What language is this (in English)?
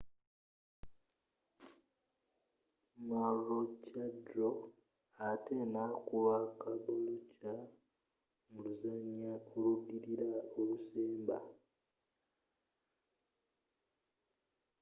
Ganda